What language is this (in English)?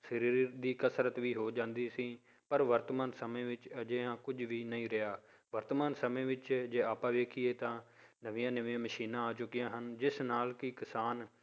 Punjabi